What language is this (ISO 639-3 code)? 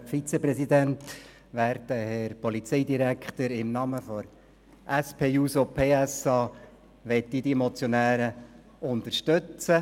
gsw